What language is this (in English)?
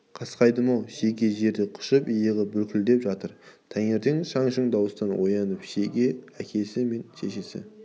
Kazakh